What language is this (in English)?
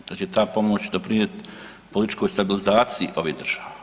Croatian